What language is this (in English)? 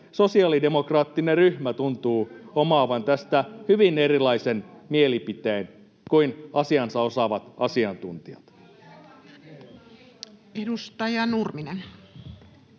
Finnish